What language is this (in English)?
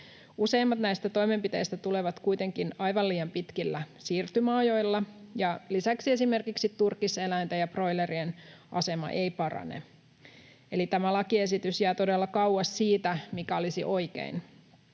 Finnish